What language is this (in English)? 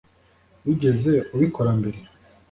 Kinyarwanda